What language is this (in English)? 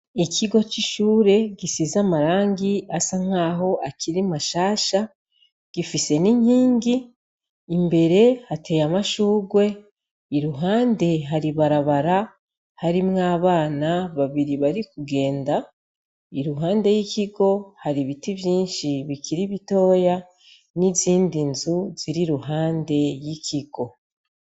Rundi